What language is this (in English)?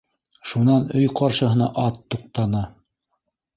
Bashkir